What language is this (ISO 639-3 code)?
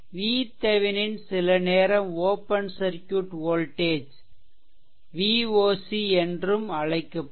tam